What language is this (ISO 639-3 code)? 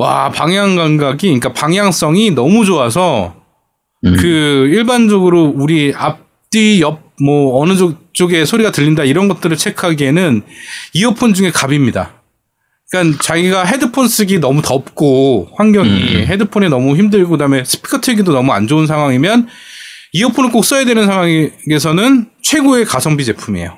kor